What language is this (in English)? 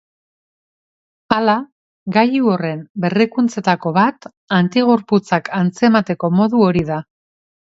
Basque